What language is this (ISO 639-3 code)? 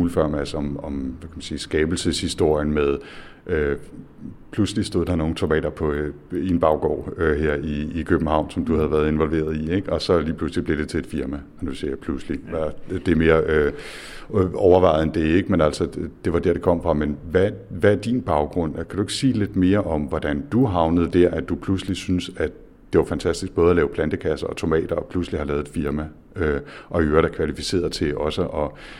dan